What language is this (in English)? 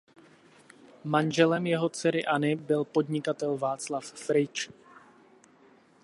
Czech